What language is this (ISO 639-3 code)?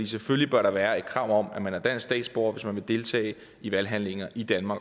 dan